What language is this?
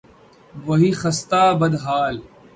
Urdu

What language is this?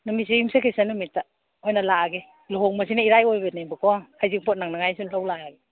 Manipuri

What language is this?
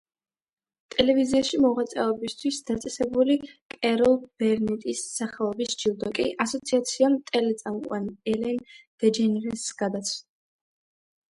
Georgian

